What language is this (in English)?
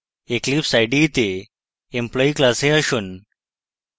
Bangla